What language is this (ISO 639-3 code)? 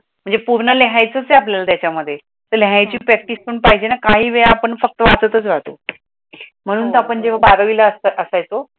mar